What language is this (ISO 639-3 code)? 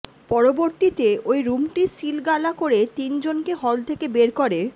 ben